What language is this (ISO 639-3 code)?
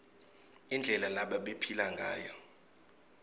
ssw